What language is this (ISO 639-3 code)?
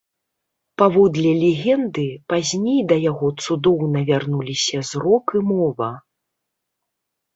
bel